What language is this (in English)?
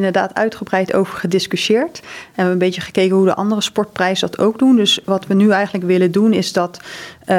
Dutch